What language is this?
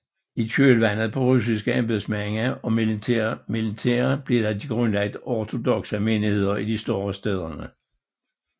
Danish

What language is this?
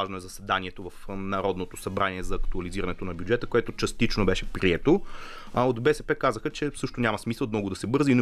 Bulgarian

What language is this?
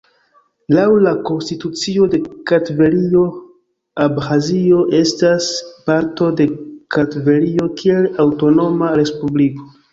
Esperanto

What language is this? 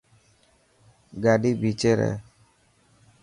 Dhatki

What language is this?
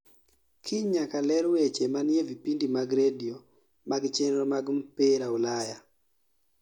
Luo (Kenya and Tanzania)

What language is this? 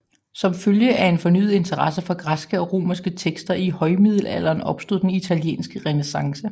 Danish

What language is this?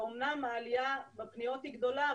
Hebrew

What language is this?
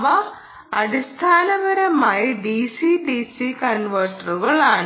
Malayalam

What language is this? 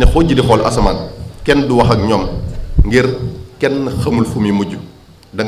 Indonesian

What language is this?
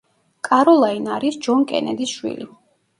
Georgian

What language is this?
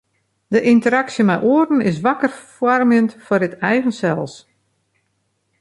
Western Frisian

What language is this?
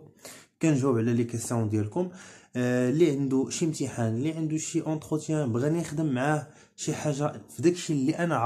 Arabic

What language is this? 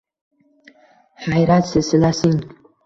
Uzbek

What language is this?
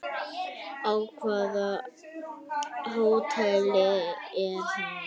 Icelandic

